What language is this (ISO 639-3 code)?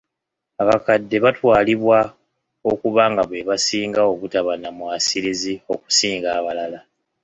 lug